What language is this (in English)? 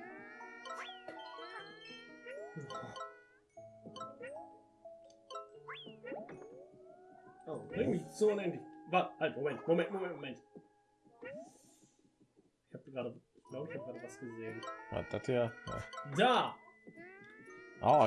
German